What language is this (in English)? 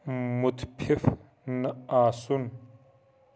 Kashmiri